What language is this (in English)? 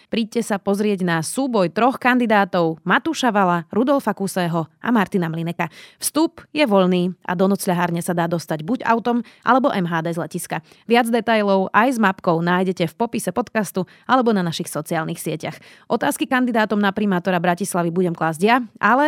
Slovak